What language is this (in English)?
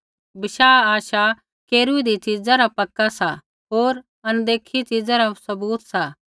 Kullu Pahari